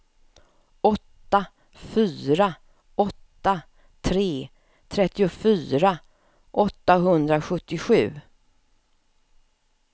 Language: Swedish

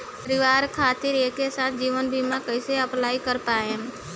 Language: Bhojpuri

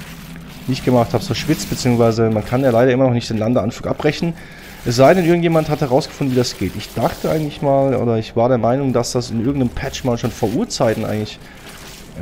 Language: German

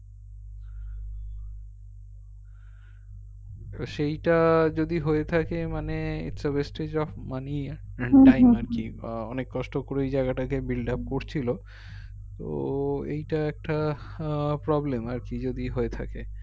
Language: Bangla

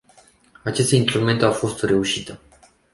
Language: Romanian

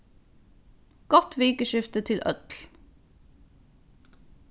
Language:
Faroese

